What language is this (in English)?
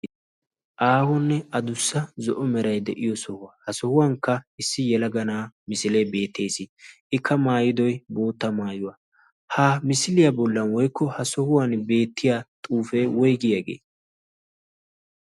Wolaytta